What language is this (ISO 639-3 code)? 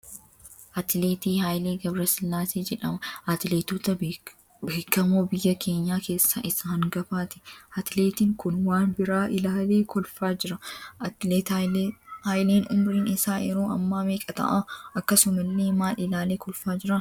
orm